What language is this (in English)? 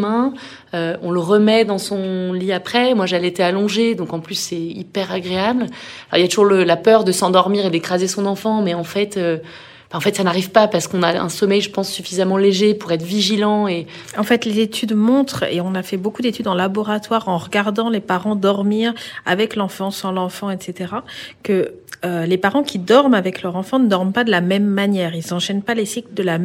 French